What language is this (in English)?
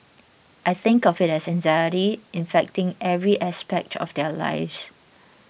English